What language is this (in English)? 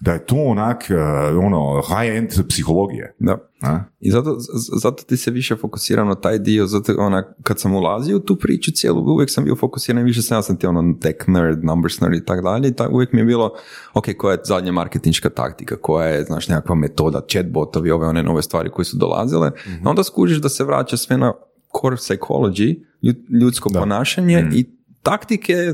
Croatian